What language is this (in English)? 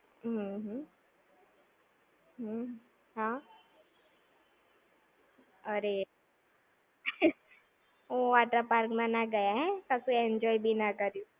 Gujarati